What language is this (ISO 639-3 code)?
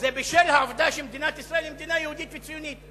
heb